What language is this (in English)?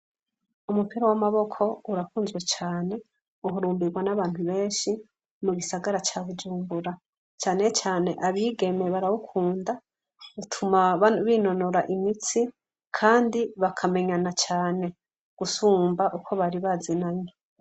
Rundi